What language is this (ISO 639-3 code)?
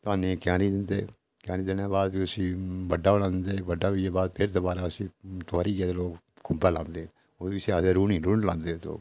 doi